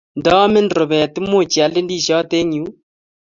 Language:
Kalenjin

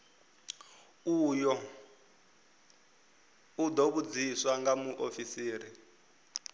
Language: Venda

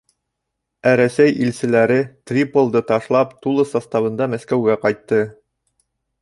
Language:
Bashkir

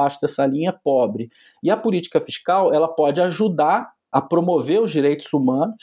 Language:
Portuguese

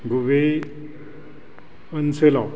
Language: Bodo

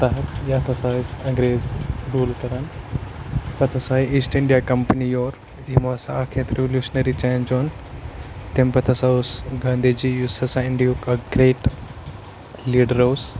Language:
Kashmiri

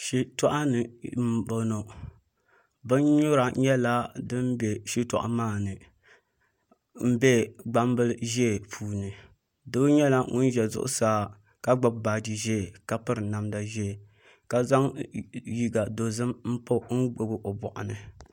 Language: Dagbani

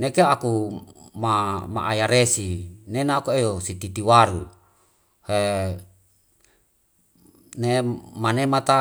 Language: Wemale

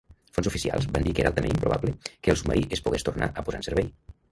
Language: Catalan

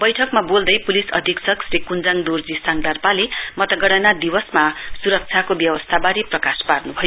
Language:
Nepali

